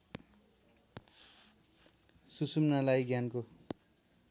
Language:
Nepali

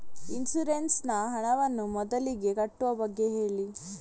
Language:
Kannada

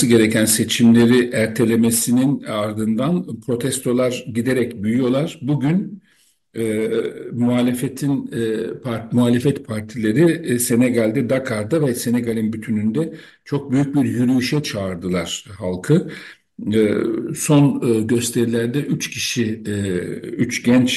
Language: Turkish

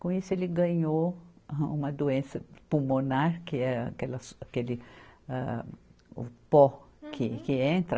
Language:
Portuguese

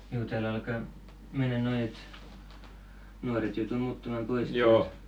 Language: Finnish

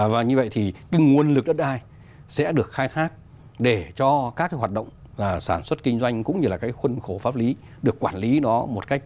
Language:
Vietnamese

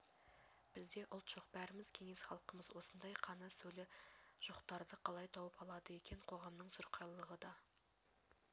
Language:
Kazakh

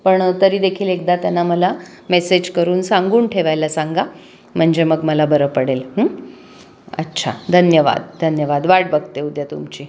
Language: Marathi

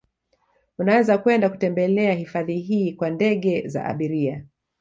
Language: Swahili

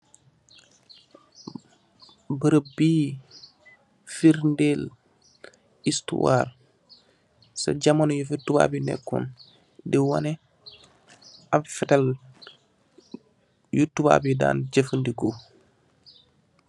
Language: Wolof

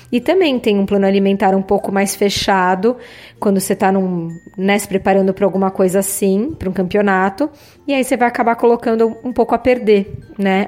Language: Portuguese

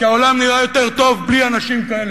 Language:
Hebrew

